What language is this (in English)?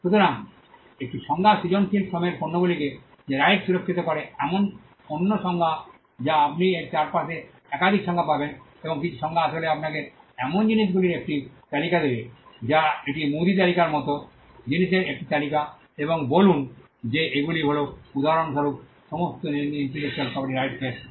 Bangla